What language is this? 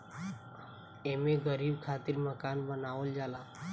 Bhojpuri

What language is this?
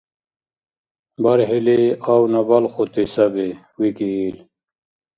Dargwa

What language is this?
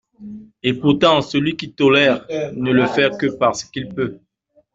French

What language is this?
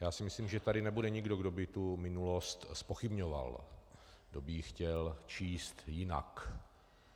Czech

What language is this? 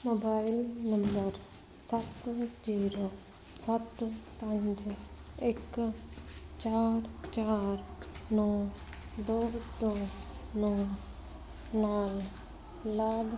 Punjabi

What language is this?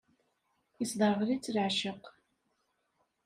Kabyle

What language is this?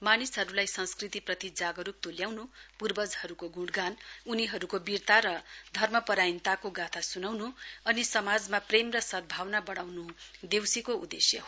Nepali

